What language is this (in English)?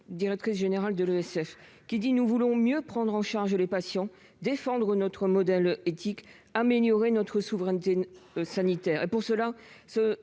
French